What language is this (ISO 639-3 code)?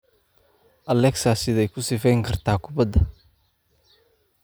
som